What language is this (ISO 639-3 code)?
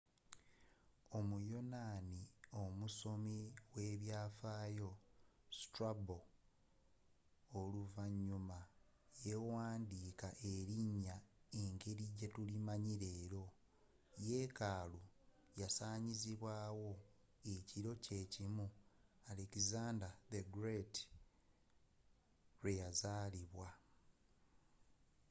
lug